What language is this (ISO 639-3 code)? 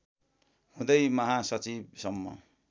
nep